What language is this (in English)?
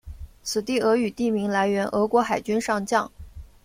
Chinese